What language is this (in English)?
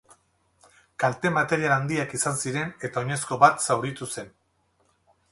Basque